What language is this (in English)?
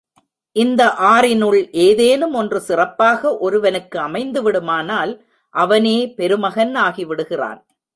Tamil